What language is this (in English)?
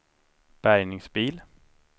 Swedish